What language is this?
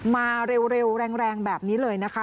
Thai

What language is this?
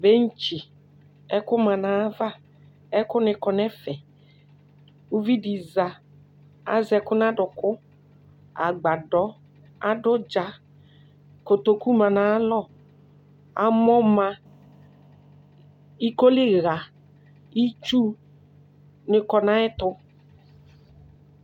Ikposo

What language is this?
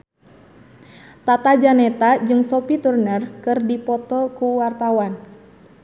Sundanese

